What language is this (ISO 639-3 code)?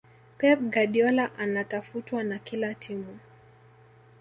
swa